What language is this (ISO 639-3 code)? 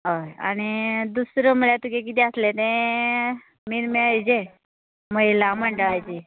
kok